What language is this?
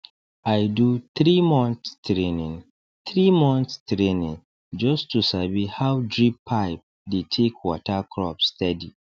Nigerian Pidgin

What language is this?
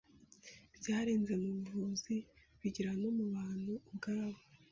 Kinyarwanda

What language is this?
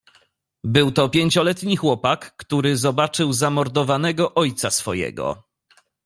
Polish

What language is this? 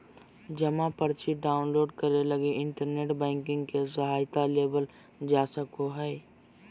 Magahi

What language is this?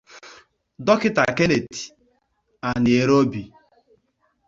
Igbo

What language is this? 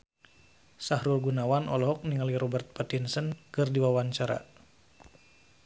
Sundanese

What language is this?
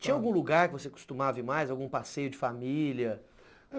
Portuguese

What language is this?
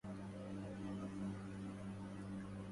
Arabic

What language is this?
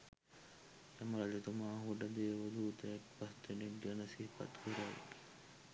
Sinhala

